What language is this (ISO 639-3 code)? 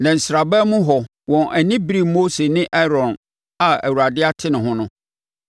aka